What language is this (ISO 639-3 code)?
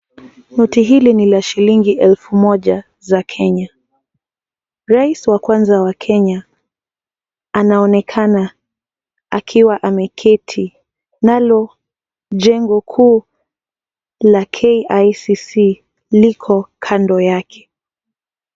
swa